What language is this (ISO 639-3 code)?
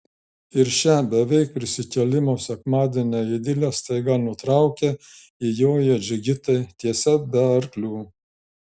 lit